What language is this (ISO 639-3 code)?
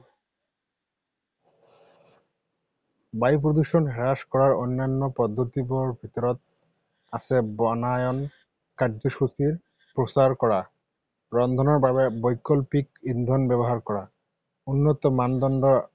asm